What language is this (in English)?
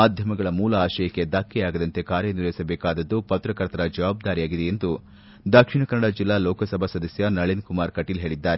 Kannada